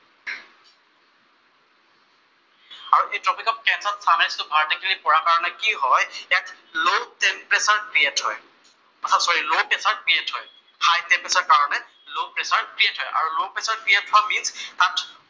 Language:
Assamese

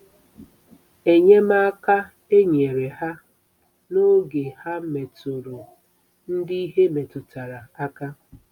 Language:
Igbo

